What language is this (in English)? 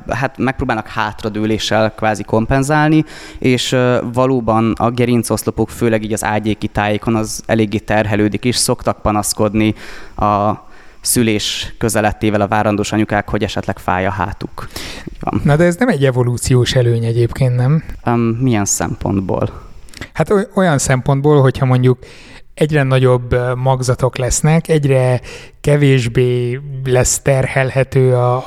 Hungarian